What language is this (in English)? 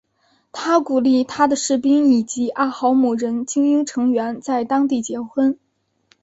Chinese